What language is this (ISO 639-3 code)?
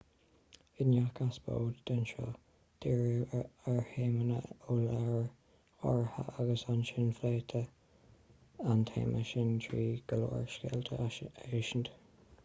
gle